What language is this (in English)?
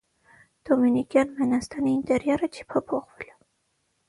Armenian